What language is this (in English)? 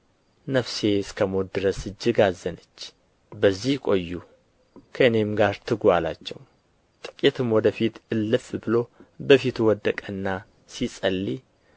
Amharic